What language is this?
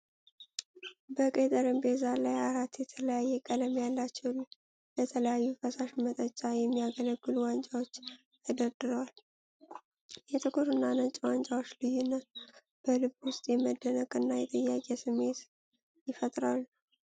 Amharic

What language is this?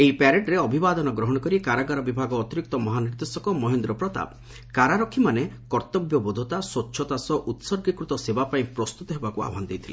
Odia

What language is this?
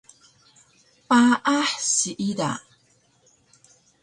Taroko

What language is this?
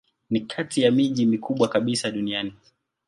Swahili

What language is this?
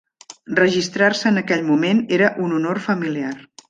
Catalan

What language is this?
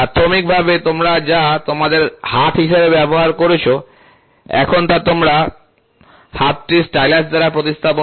Bangla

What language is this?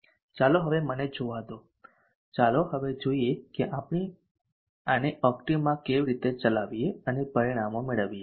Gujarati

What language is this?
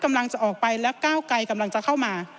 Thai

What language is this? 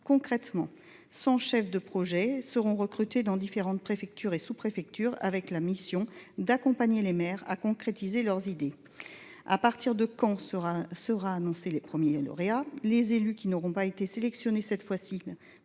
French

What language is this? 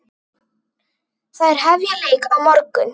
Icelandic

